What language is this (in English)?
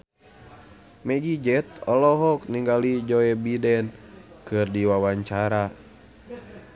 Sundanese